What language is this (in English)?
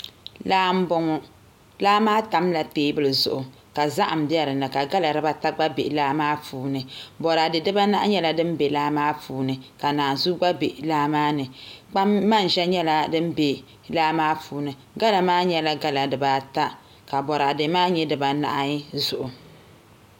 Dagbani